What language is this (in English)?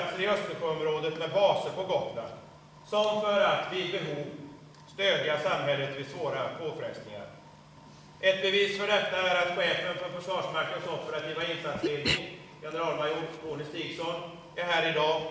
Swedish